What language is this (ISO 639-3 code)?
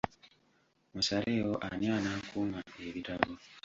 lug